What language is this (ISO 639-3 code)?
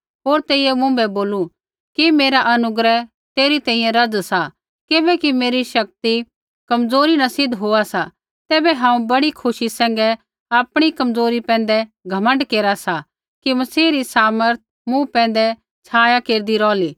kfx